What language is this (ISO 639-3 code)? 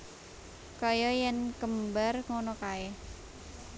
jav